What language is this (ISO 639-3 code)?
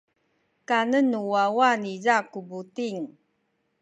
szy